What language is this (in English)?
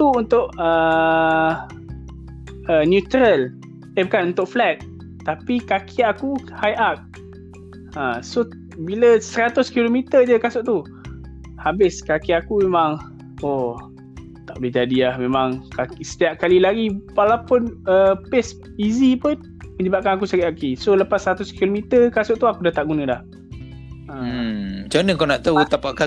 Malay